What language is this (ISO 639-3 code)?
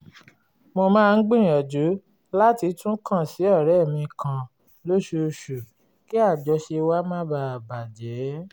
yor